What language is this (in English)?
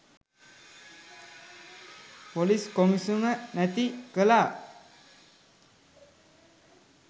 Sinhala